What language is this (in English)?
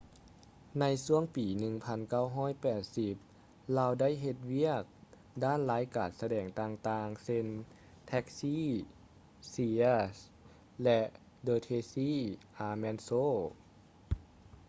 Lao